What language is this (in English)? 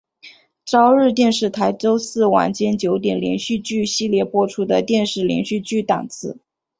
Chinese